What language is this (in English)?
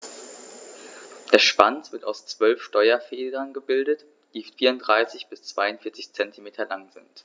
German